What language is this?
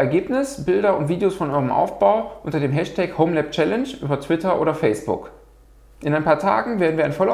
German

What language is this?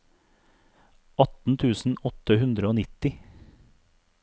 Norwegian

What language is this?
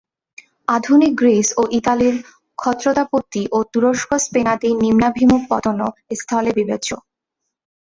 Bangla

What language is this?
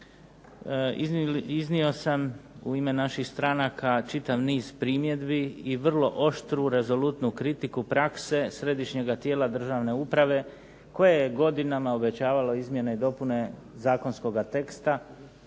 Croatian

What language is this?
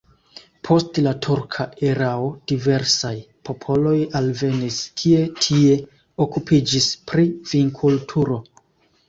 Esperanto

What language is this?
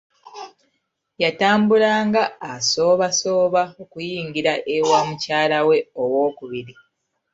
Ganda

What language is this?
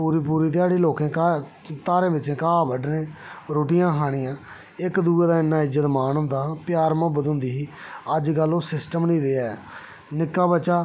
Dogri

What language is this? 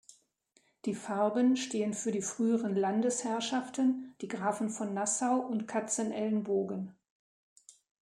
German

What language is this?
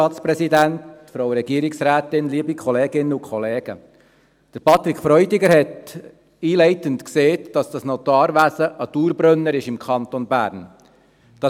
Swiss German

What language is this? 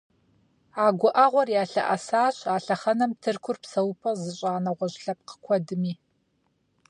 Kabardian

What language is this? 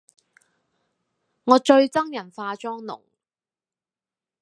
Cantonese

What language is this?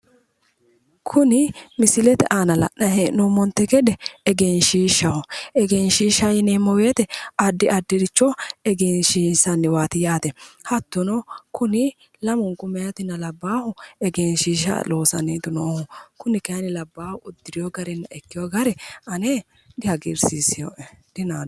Sidamo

